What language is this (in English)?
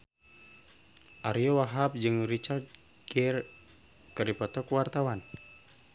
Sundanese